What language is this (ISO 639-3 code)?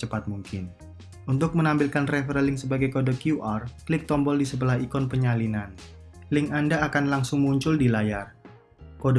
ind